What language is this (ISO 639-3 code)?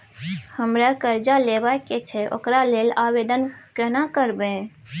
mai